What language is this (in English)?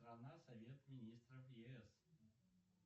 Russian